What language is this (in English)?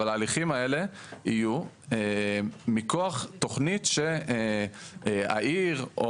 Hebrew